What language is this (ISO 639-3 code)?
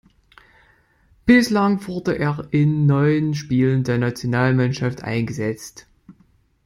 deu